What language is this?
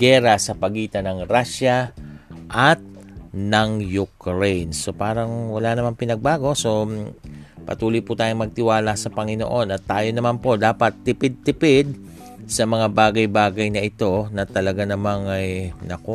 Filipino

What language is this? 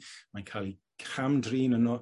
Welsh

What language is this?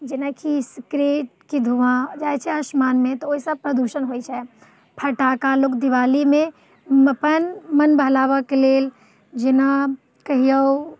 Maithili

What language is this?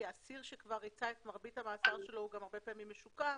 Hebrew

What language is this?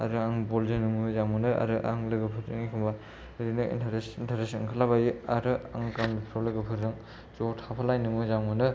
Bodo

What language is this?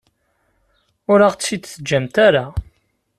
Kabyle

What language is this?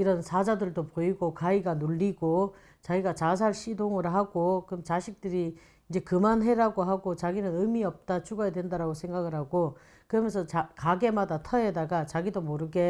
Korean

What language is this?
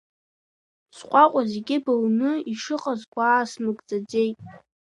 Abkhazian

